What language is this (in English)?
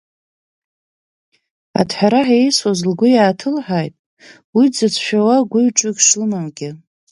Abkhazian